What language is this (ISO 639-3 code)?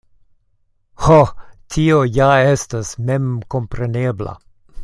epo